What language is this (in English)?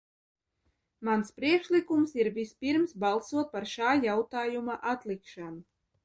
Latvian